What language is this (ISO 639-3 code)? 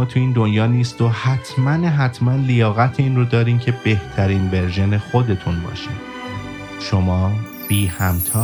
fas